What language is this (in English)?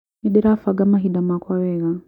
Kikuyu